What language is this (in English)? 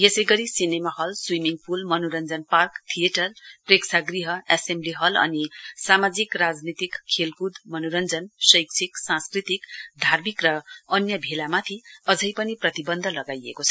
Nepali